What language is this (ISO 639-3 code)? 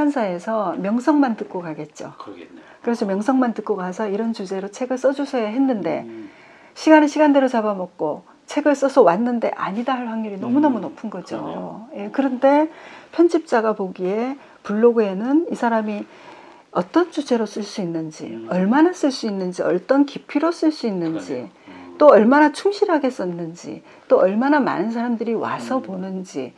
kor